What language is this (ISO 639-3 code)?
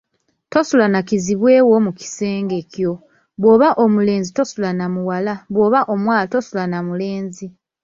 lug